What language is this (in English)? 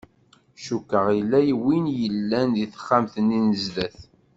Kabyle